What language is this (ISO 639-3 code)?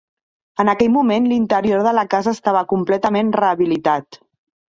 cat